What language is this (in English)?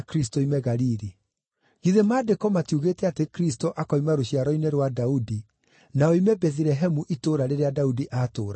Kikuyu